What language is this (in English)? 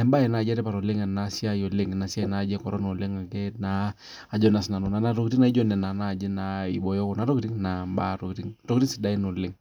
Masai